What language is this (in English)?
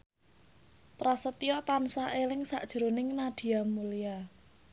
Javanese